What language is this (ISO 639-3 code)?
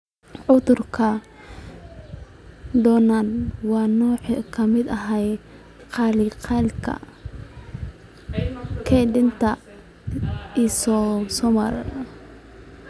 som